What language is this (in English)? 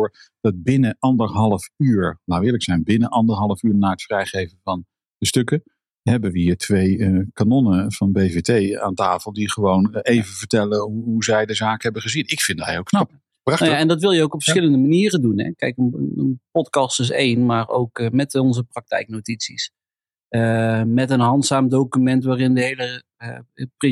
Dutch